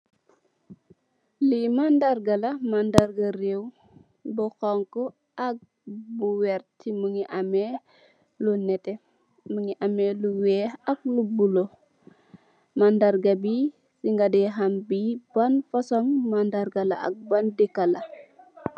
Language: Wolof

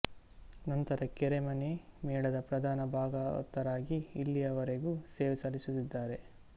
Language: Kannada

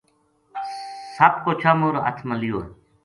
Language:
Gujari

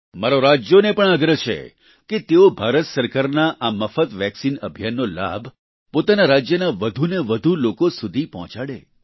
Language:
Gujarati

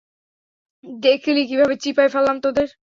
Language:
Bangla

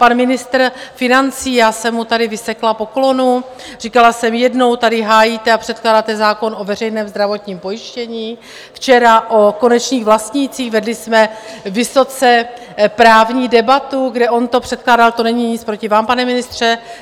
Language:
Czech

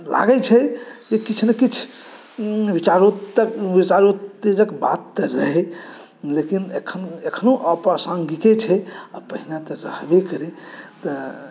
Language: Maithili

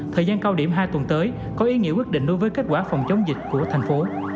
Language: Vietnamese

